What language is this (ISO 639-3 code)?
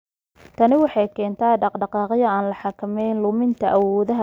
som